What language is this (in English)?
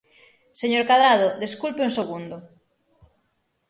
Galician